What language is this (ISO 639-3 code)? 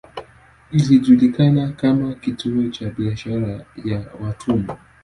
swa